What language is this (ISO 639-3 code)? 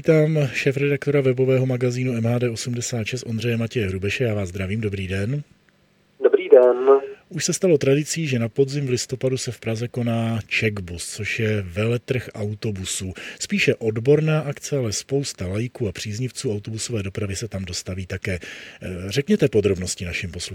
ces